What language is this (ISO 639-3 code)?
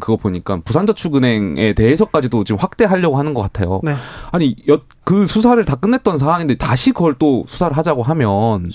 kor